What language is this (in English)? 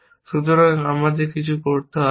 Bangla